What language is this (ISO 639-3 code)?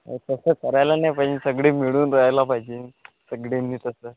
mar